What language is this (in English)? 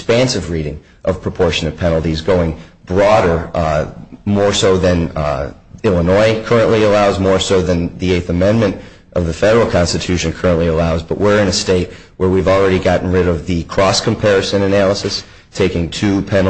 English